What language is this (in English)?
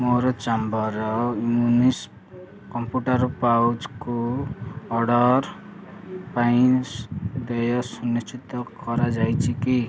Odia